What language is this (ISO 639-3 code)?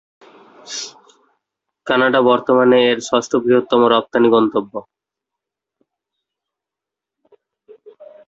ben